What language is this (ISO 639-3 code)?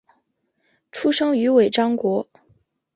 zho